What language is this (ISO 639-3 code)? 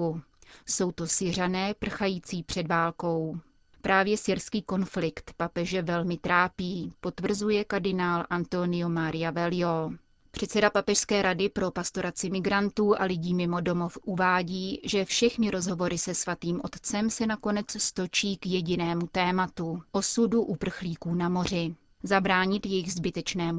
ces